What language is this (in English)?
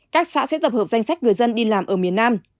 Vietnamese